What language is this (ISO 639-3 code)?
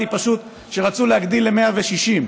heb